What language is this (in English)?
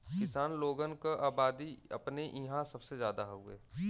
Bhojpuri